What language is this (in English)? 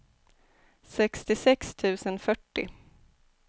Swedish